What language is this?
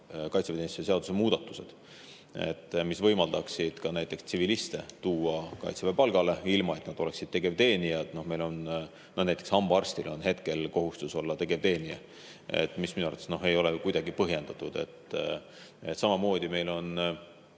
Estonian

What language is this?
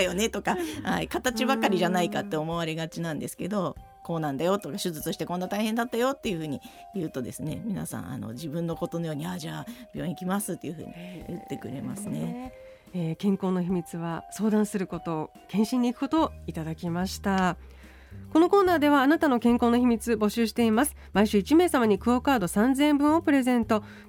Japanese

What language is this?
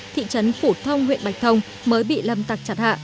Vietnamese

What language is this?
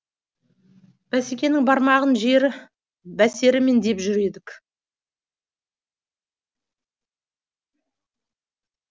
Kazakh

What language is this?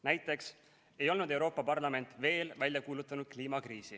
Estonian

